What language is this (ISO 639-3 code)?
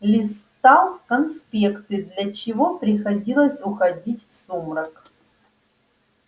rus